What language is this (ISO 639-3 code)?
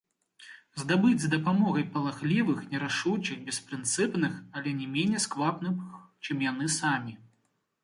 bel